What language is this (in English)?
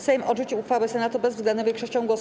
Polish